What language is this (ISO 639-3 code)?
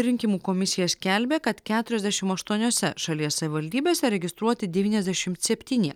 lit